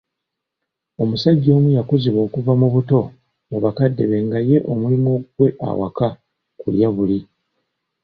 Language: Ganda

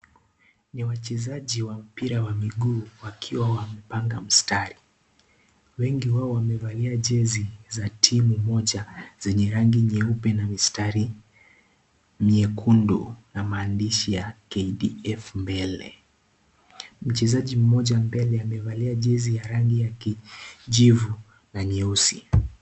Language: Swahili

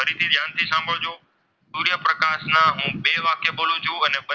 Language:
Gujarati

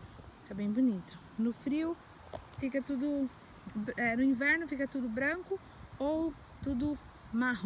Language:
Portuguese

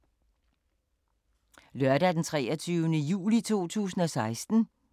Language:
Danish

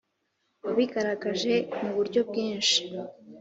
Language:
Kinyarwanda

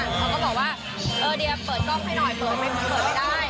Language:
Thai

